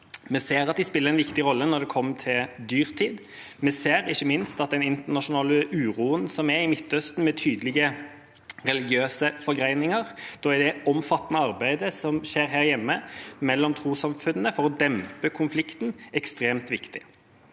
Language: Norwegian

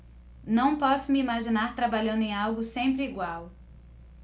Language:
Portuguese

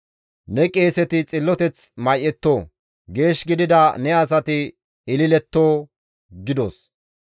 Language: Gamo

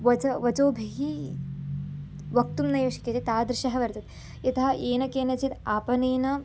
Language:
Sanskrit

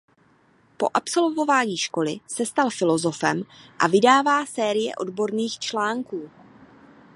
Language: Czech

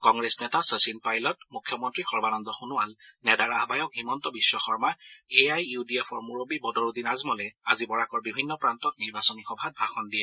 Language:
Assamese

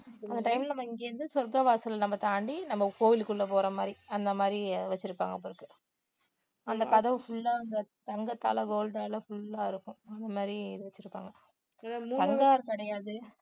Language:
Tamil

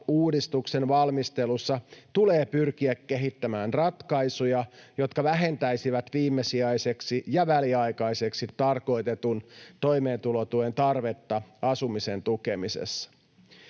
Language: Finnish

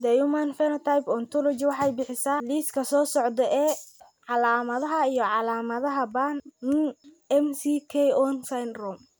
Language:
Somali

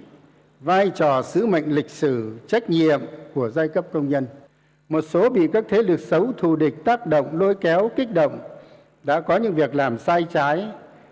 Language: Vietnamese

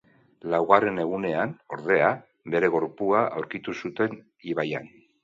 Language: Basque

